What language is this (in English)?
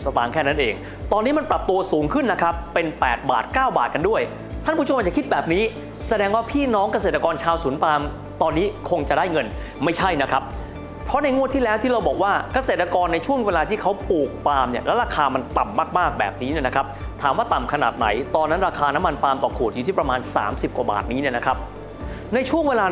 Thai